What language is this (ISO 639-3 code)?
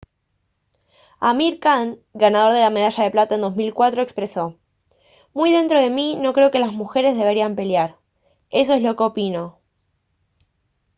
spa